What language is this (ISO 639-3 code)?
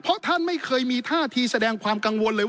tha